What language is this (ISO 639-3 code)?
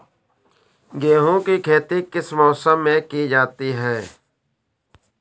hin